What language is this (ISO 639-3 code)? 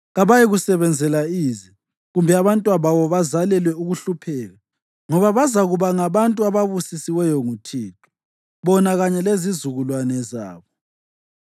nde